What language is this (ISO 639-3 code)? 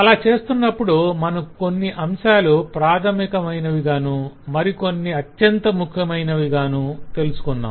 tel